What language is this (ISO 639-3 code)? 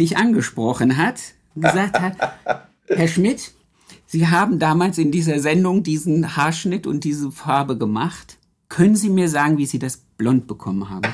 deu